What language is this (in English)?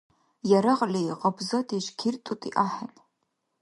Dargwa